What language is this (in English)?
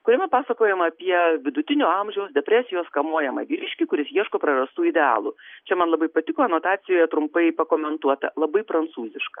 Lithuanian